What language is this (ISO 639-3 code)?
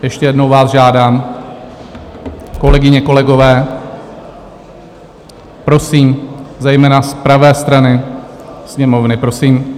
ces